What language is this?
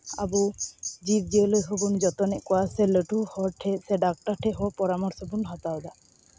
Santali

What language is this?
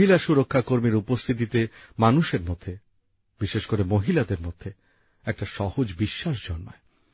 Bangla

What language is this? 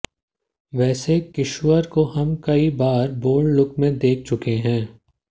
Hindi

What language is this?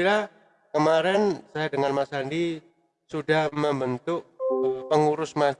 Indonesian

